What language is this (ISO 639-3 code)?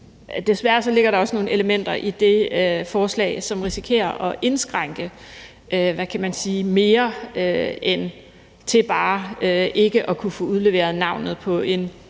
dan